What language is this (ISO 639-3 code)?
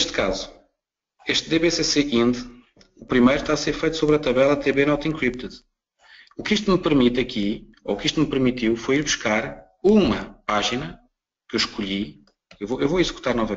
por